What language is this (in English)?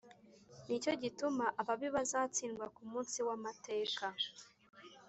Kinyarwanda